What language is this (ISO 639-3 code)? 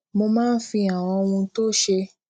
yor